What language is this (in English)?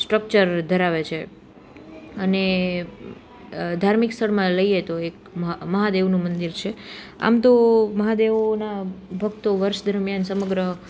Gujarati